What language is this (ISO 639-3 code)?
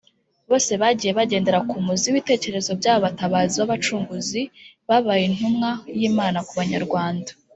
kin